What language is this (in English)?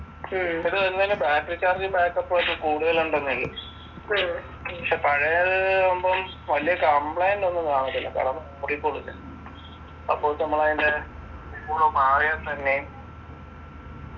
Malayalam